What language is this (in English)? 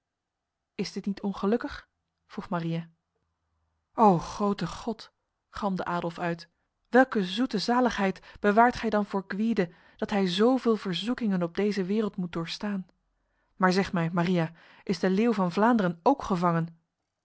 Dutch